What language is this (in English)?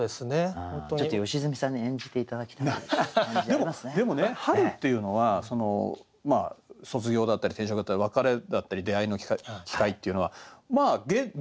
Japanese